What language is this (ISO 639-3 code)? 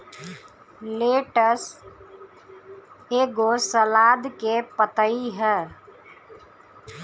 bho